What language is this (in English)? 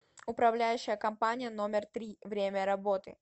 Russian